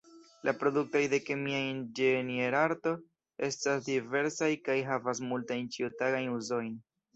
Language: Esperanto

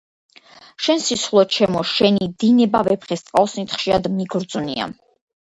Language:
Georgian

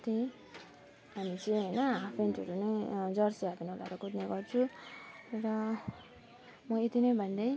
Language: Nepali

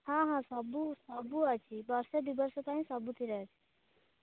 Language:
Odia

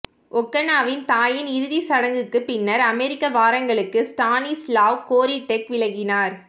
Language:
Tamil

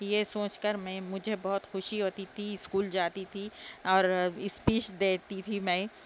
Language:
Urdu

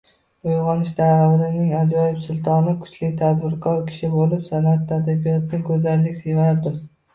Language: Uzbek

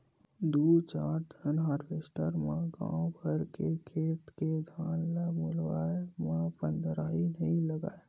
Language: Chhattisgarhi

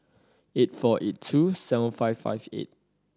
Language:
English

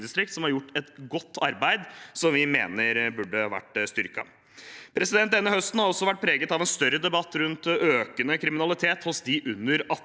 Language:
Norwegian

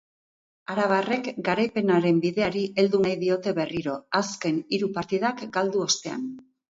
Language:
Basque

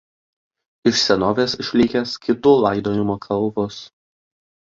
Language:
Lithuanian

